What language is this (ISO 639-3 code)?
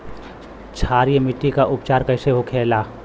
bho